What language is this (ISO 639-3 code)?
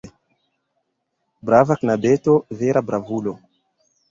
epo